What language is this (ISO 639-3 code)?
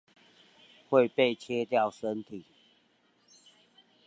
zho